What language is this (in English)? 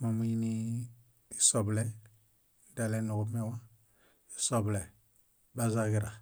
Bayot